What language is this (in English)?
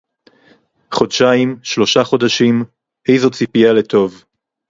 Hebrew